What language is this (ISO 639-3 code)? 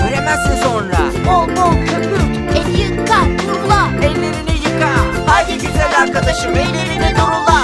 tur